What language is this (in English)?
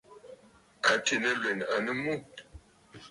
Bafut